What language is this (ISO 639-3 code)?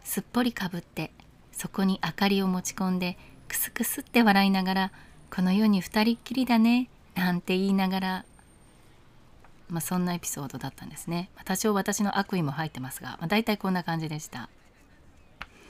jpn